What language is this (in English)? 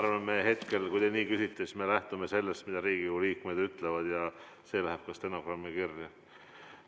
Estonian